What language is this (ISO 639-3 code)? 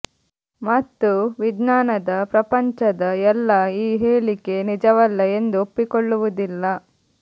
kan